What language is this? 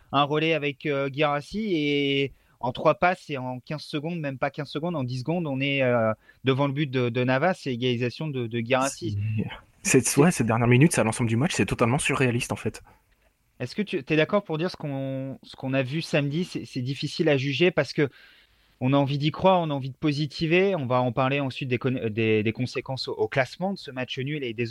French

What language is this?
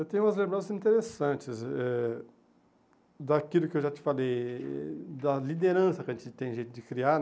Portuguese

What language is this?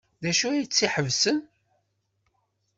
Kabyle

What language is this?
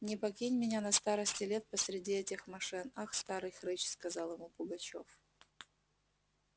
Russian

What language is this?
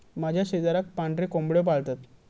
Marathi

